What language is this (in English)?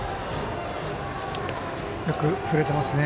Japanese